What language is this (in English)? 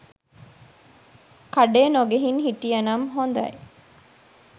Sinhala